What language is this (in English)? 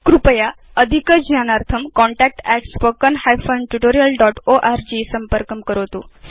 Sanskrit